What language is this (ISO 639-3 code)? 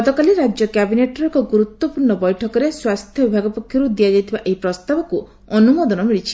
ori